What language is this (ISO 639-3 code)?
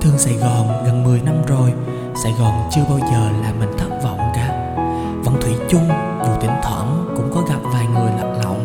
vie